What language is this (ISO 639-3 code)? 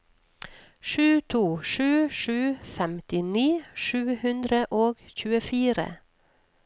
nor